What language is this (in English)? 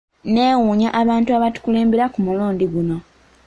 Ganda